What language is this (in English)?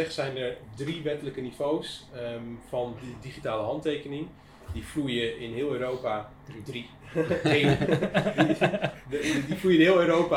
Dutch